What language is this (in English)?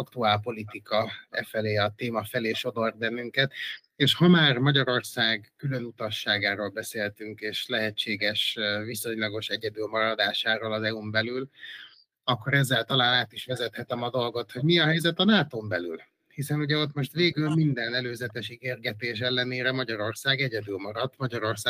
Hungarian